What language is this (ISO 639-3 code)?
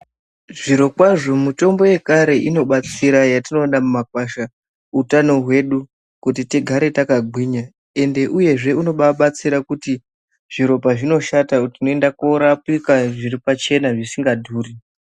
ndc